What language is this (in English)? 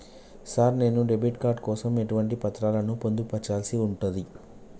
Telugu